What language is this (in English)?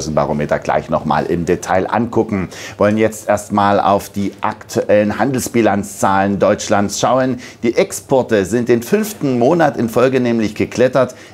German